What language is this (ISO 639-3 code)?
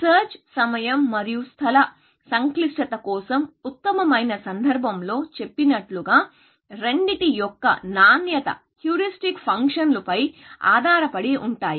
tel